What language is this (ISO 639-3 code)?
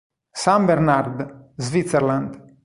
ita